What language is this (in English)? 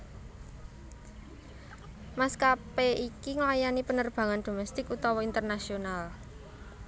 Javanese